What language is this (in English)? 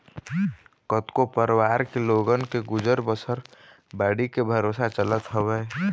Chhattisgarhi